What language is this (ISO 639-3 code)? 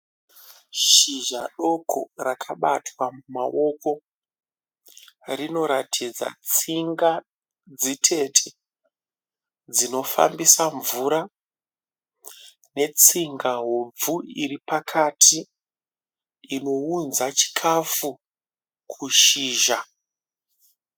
sna